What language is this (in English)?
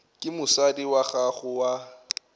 Northern Sotho